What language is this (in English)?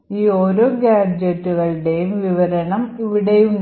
Malayalam